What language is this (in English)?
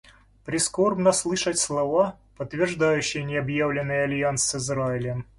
Russian